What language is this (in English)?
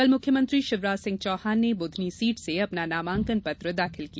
Hindi